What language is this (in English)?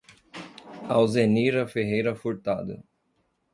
Portuguese